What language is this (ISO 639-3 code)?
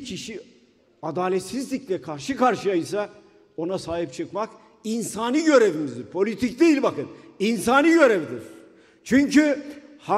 tur